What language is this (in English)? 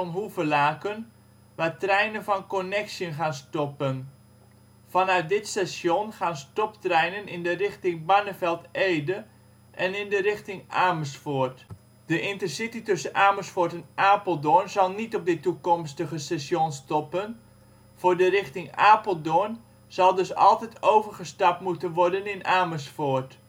Dutch